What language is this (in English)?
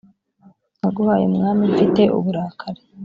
Kinyarwanda